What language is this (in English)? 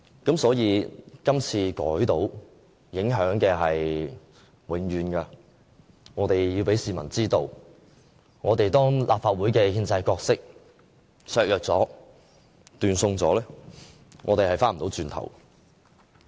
Cantonese